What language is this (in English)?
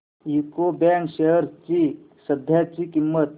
Marathi